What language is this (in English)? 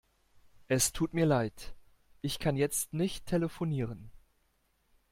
German